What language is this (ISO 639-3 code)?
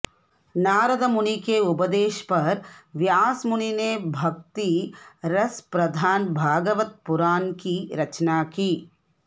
san